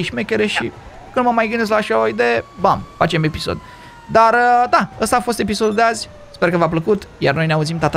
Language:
Romanian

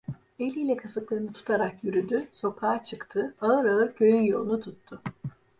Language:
Turkish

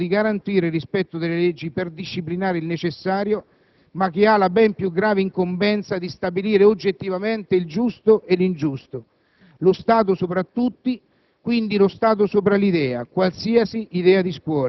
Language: Italian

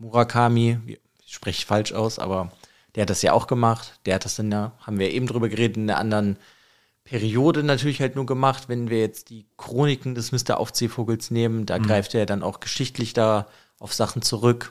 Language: German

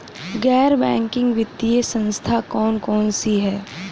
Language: Hindi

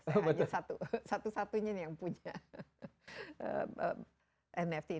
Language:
Indonesian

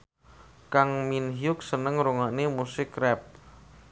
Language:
Javanese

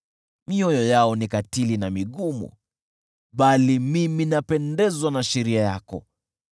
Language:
Swahili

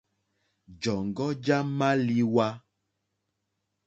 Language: Mokpwe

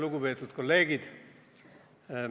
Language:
Estonian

